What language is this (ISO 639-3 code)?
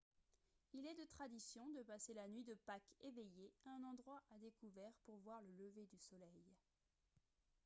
fra